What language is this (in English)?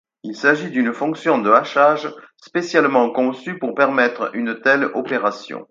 French